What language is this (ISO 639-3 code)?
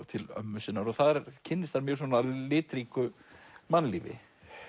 isl